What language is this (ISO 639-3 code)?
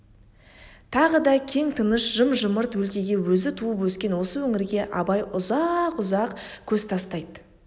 kaz